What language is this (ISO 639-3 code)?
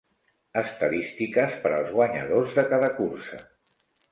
cat